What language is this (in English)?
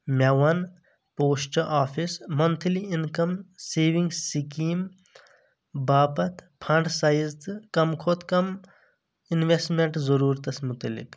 Kashmiri